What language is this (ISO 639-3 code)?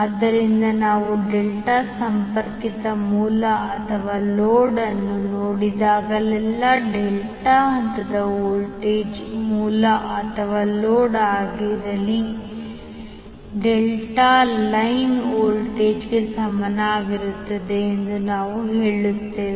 kan